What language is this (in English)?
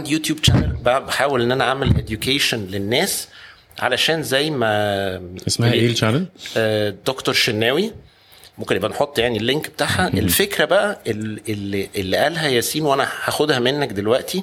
Arabic